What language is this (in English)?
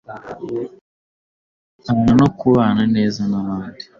Kinyarwanda